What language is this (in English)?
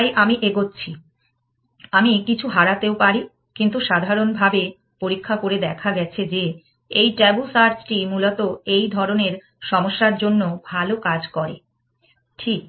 Bangla